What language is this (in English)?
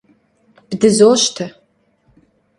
Kabardian